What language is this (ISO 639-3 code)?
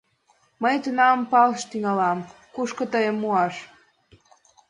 chm